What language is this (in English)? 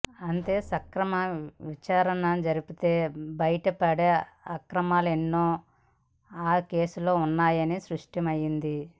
Telugu